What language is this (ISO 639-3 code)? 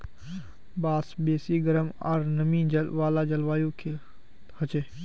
mag